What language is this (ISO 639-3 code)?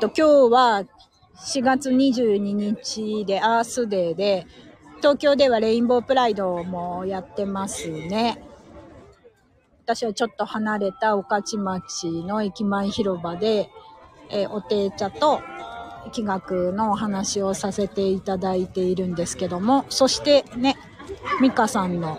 jpn